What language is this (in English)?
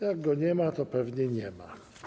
Polish